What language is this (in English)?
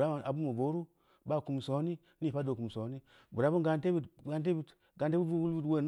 Samba Leko